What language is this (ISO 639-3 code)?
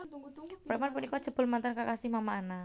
jav